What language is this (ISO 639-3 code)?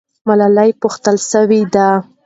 pus